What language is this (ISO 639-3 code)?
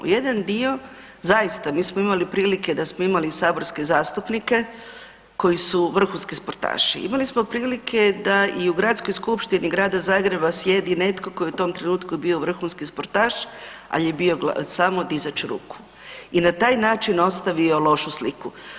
hrv